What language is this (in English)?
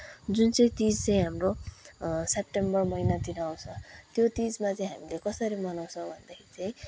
Nepali